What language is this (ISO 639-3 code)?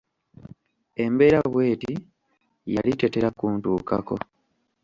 lug